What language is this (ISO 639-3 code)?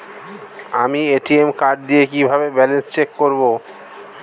ben